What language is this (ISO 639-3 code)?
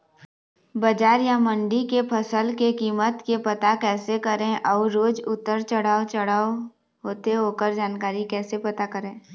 hne